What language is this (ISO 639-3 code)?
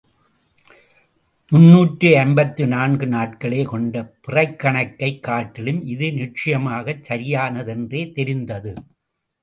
tam